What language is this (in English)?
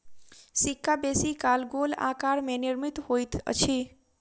Maithili